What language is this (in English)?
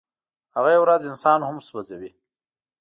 Pashto